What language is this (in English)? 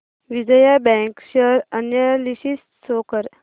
Marathi